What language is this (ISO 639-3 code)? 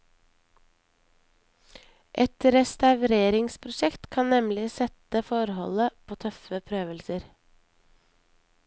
nor